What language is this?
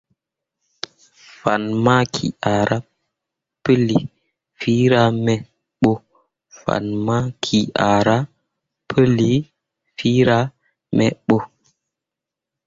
Mundang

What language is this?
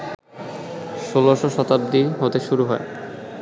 Bangla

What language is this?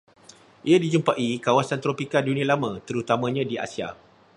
Malay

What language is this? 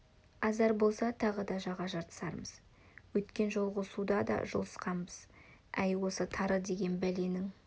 Kazakh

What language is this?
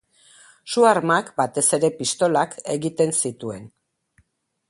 Basque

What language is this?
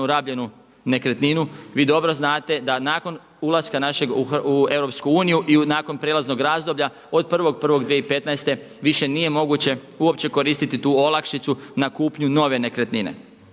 Croatian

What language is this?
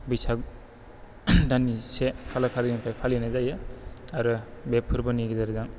Bodo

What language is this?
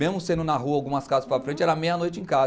Portuguese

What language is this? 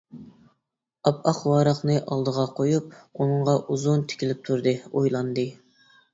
Uyghur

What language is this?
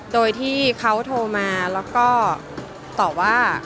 Thai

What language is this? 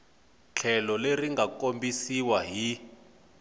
Tsonga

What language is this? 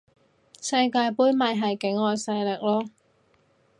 Cantonese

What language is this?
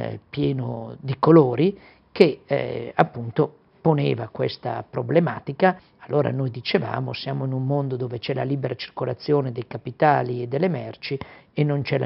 Italian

